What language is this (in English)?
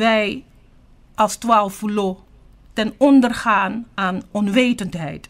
Dutch